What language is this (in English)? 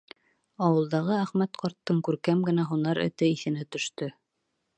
Bashkir